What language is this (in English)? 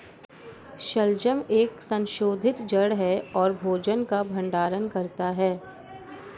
Hindi